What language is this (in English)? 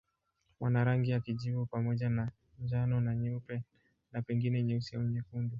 Swahili